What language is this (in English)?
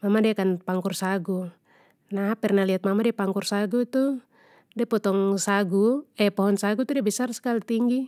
Papuan Malay